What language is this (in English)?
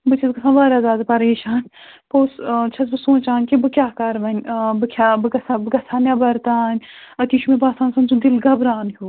Kashmiri